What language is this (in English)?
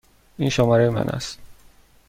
Persian